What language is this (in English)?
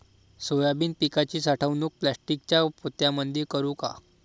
Marathi